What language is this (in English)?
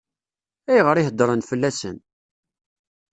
Kabyle